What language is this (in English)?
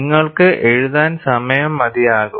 Malayalam